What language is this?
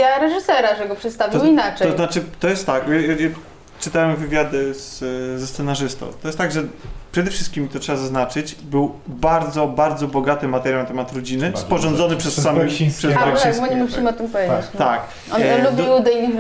Polish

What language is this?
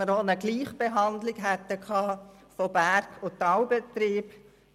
Swiss German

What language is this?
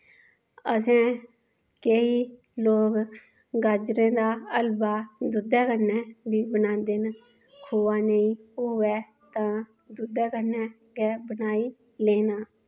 Dogri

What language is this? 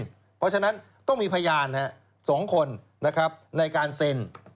Thai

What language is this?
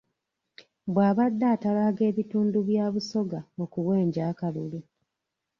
Ganda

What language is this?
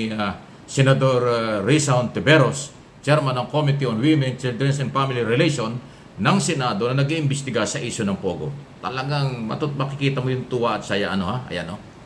Filipino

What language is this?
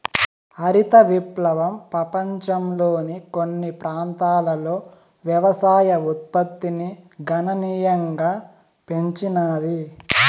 Telugu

